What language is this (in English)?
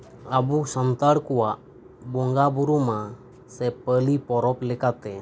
Santali